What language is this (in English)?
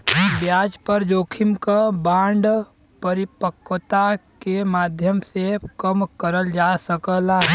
Bhojpuri